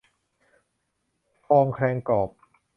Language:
Thai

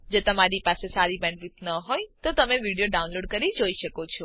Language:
Gujarati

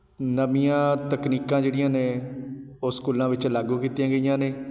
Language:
Punjabi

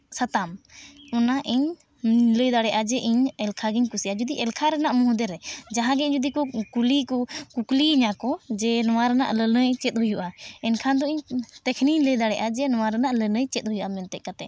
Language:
Santali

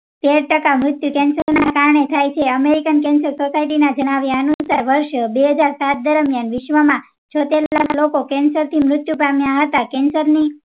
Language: Gujarati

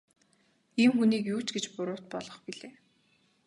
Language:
Mongolian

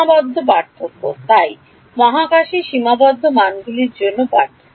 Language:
Bangla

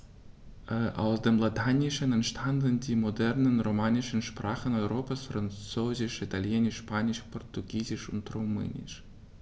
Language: German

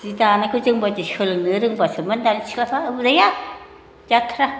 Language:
Bodo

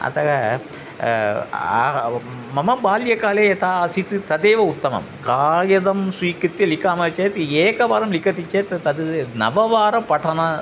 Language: Sanskrit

